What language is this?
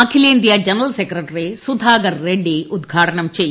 Malayalam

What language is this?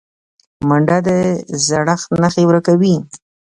Pashto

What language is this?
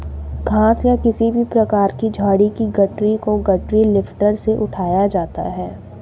Hindi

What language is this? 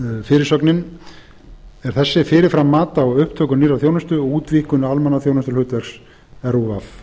Icelandic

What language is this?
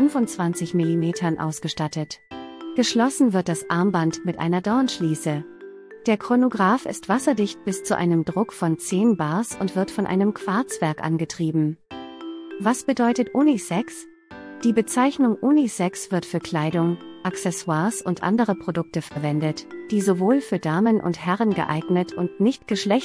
German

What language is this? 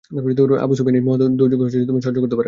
Bangla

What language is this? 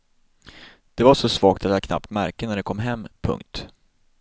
Swedish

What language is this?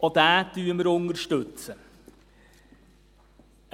Swiss German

